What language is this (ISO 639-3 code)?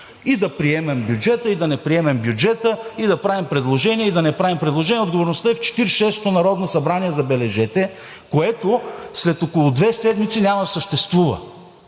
bul